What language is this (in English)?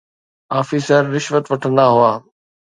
Sindhi